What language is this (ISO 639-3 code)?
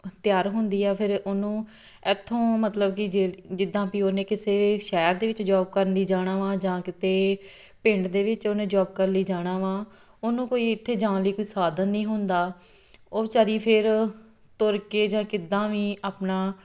pan